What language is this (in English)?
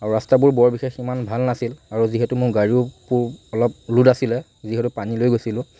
Assamese